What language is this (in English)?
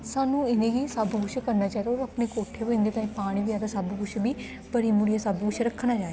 Dogri